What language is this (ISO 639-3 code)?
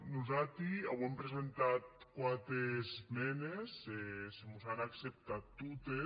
cat